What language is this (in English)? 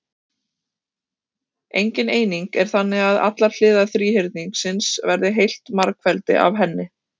Icelandic